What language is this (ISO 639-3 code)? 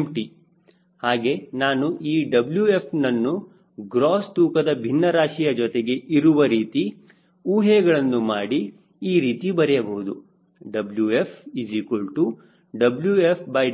kan